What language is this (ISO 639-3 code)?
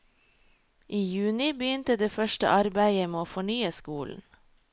nor